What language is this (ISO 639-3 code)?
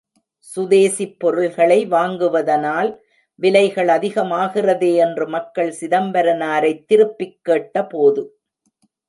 tam